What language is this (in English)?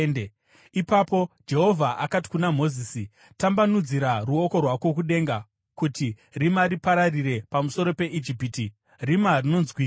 Shona